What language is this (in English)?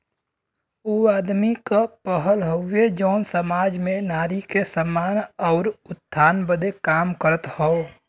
Bhojpuri